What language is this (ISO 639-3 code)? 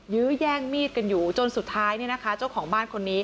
tha